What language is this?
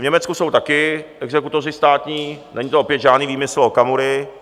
Czech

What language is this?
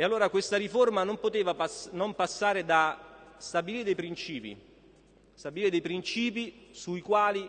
Italian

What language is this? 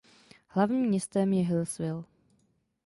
Czech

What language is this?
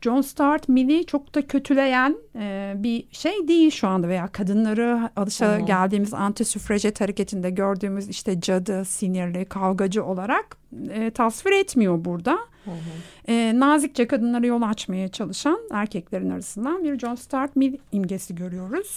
Turkish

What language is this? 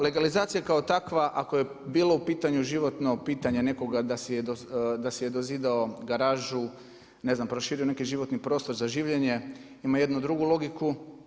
Croatian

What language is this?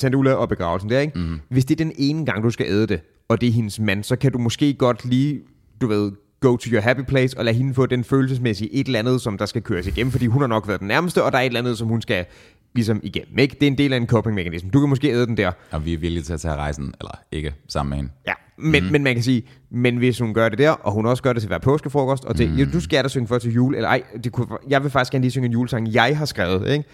Danish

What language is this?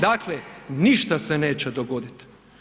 Croatian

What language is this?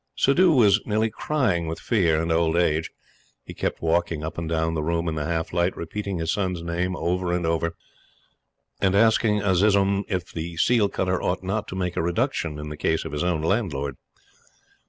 English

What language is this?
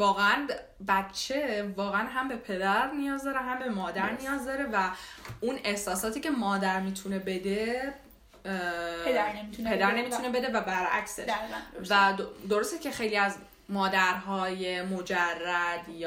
Persian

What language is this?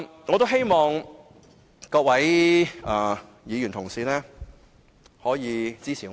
Cantonese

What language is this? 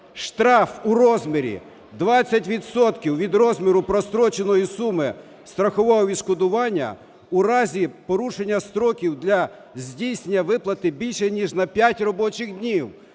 Ukrainian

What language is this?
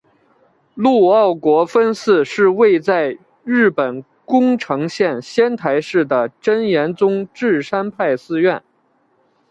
Chinese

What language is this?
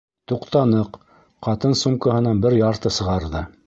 Bashkir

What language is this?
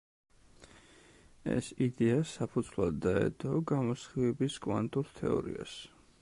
Georgian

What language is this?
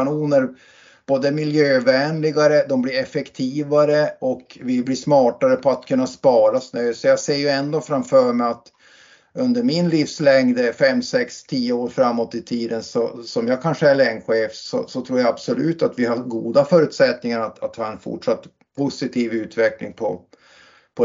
Swedish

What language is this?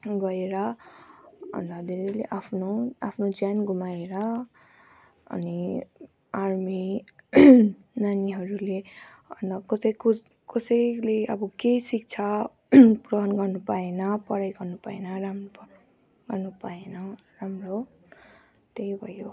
Nepali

